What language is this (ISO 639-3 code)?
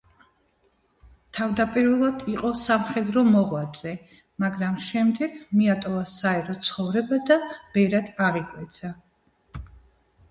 kat